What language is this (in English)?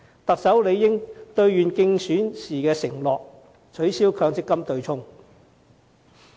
Cantonese